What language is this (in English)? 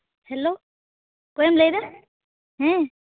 Santali